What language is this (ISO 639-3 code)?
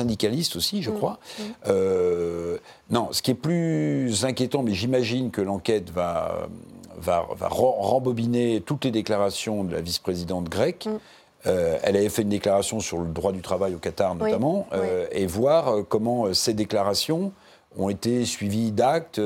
fra